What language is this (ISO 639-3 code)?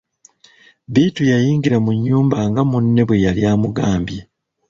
lug